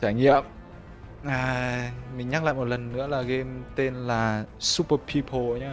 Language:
Vietnamese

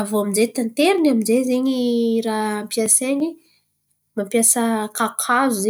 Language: Antankarana Malagasy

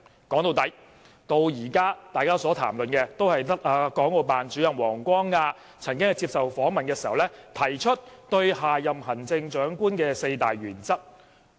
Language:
Cantonese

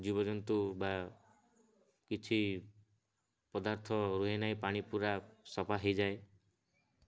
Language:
Odia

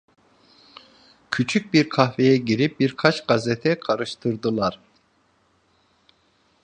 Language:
Turkish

